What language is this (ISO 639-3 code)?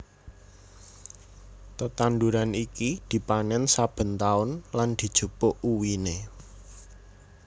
jav